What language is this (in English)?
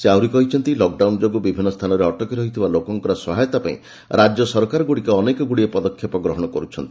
Odia